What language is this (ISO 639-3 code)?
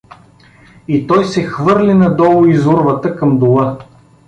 bul